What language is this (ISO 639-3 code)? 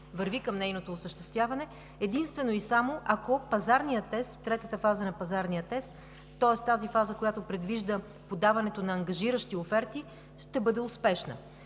bul